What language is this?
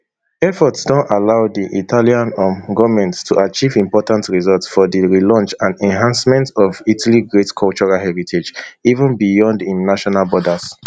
Nigerian Pidgin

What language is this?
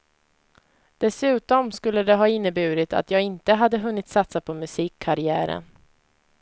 Swedish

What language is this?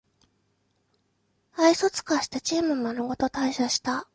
Japanese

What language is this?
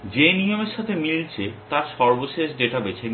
Bangla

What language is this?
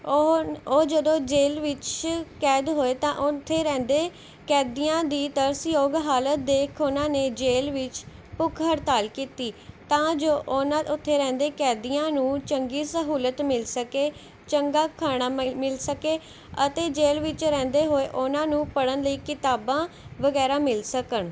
Punjabi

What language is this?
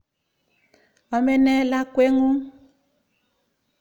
Kalenjin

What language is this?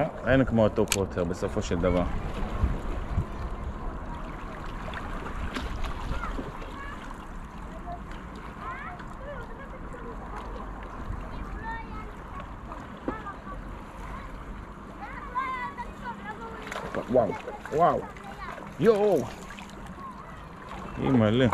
Hebrew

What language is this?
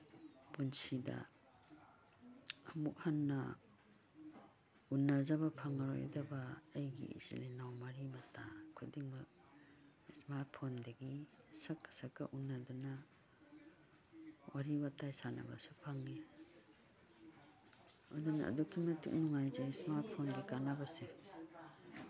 Manipuri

